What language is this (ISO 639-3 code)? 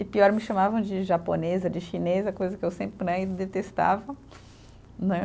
por